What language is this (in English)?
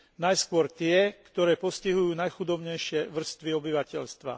Slovak